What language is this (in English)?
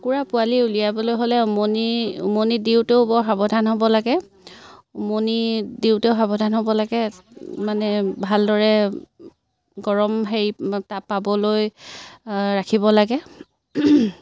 Assamese